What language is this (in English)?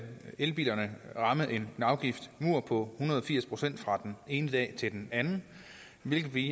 Danish